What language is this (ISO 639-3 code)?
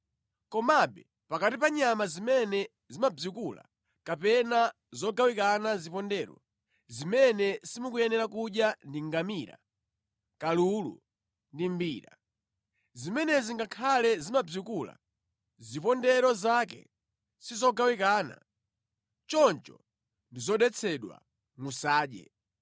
nya